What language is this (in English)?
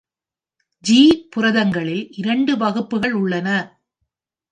Tamil